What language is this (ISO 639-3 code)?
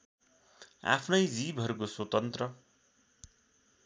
nep